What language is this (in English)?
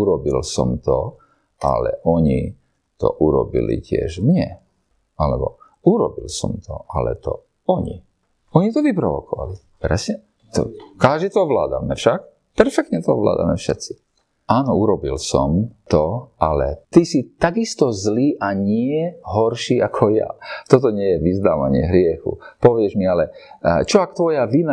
Slovak